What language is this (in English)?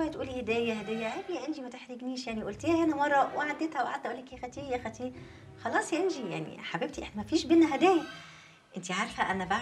Arabic